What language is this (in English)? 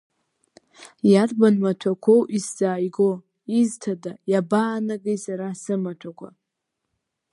Abkhazian